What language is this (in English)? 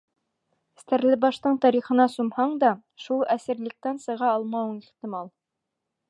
Bashkir